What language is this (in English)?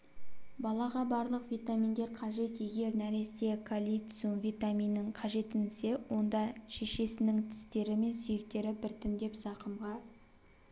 Kazakh